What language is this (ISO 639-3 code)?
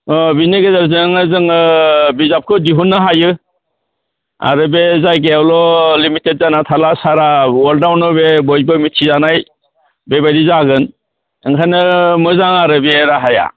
brx